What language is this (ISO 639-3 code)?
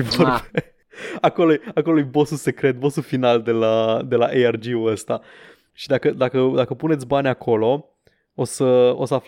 ron